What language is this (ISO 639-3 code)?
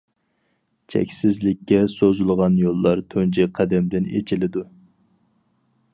uig